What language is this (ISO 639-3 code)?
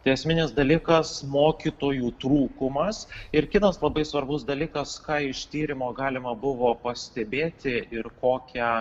lit